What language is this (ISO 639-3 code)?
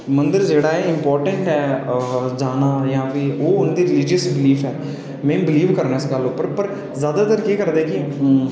doi